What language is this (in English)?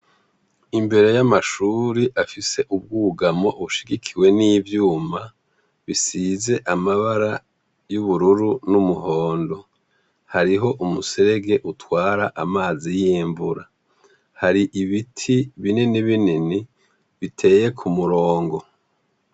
Rundi